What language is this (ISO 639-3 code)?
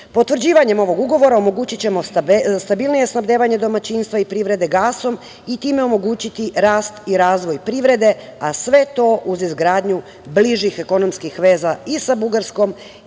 srp